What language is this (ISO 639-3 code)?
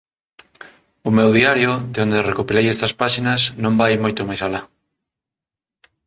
glg